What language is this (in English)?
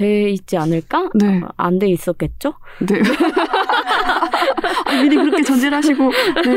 Korean